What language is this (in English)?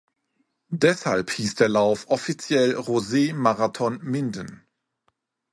German